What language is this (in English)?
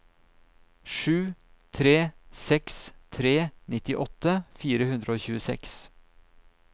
Norwegian